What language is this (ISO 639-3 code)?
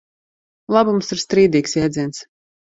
lav